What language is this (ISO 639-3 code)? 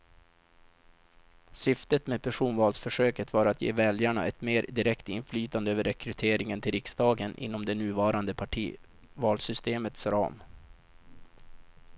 swe